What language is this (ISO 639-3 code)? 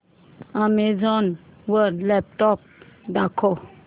mar